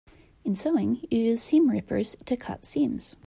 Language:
English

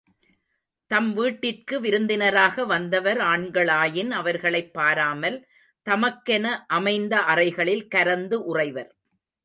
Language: Tamil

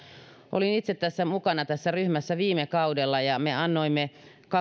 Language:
Finnish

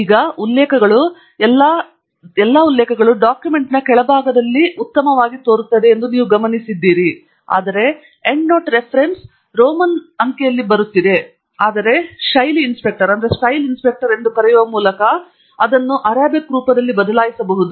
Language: Kannada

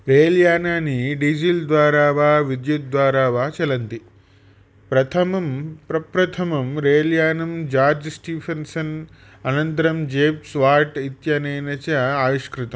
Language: Sanskrit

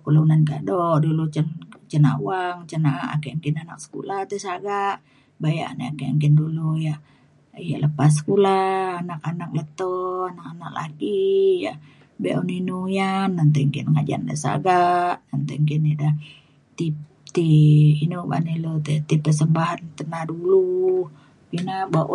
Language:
Mainstream Kenyah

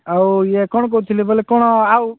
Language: Odia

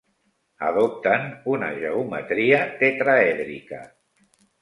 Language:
Catalan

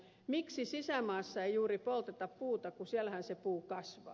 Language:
Finnish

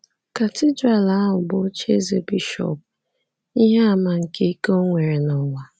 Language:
Igbo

